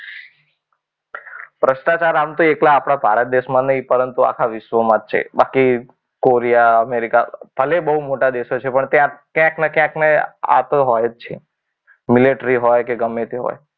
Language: Gujarati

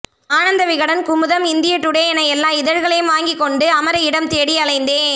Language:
Tamil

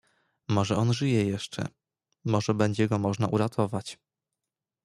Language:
Polish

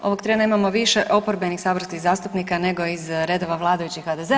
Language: Croatian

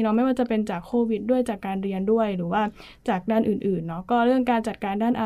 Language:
Thai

